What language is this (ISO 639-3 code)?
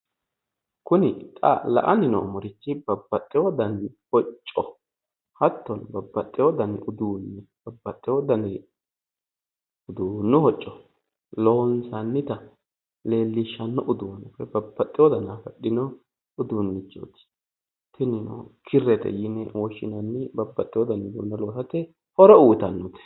sid